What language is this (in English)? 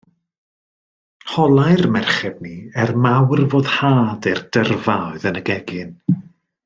Welsh